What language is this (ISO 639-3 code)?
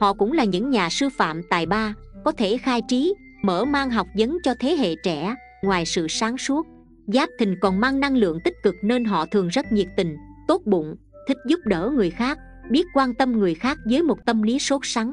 vie